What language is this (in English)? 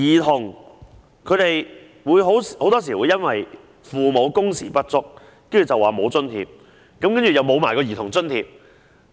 Cantonese